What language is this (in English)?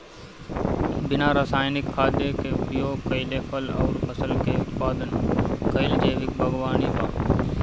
Bhojpuri